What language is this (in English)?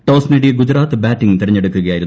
Malayalam